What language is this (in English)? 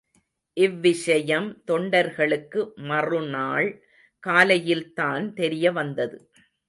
Tamil